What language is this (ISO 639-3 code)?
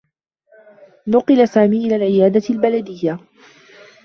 ara